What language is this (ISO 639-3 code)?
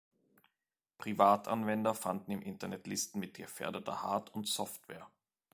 deu